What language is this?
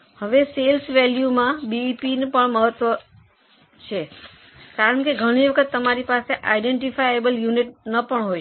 Gujarati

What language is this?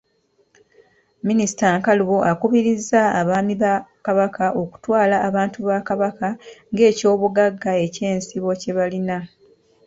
Ganda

